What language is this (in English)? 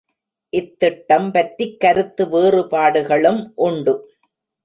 Tamil